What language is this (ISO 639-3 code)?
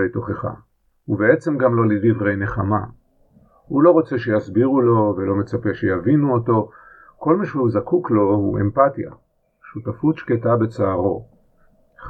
heb